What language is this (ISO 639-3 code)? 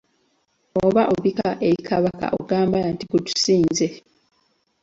lug